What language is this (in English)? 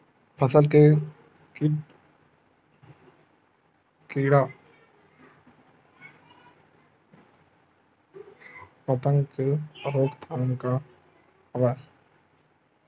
Chhattisgarhi